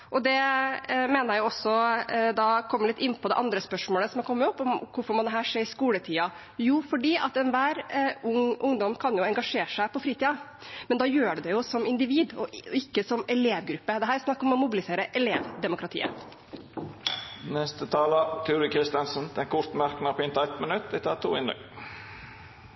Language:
Norwegian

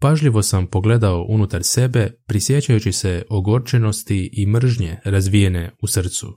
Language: Croatian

